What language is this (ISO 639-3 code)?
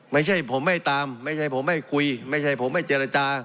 tha